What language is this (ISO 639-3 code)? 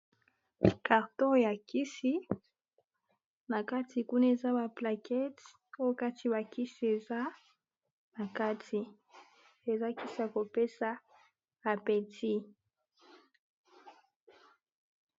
lin